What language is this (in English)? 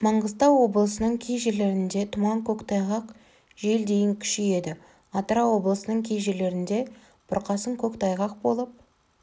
Kazakh